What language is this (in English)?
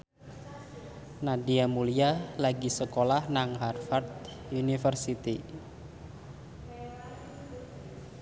Javanese